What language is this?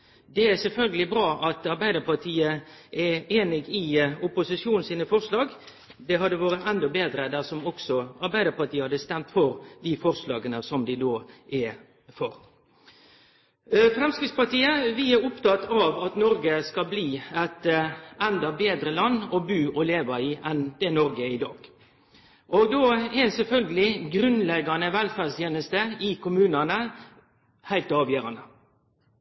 Norwegian Nynorsk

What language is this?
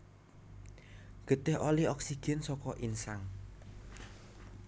Javanese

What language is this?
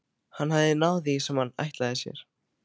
Icelandic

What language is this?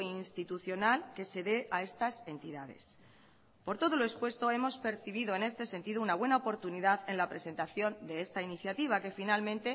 Spanish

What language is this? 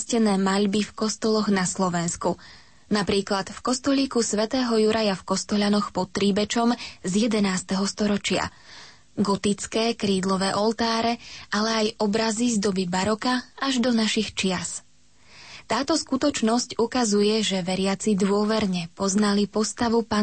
Slovak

